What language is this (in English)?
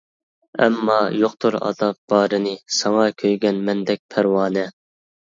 Uyghur